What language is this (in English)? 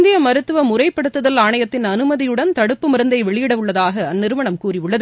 Tamil